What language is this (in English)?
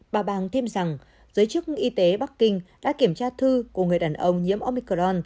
Vietnamese